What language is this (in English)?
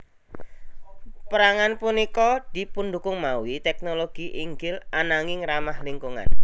Javanese